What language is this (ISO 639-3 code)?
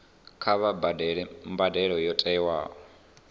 ven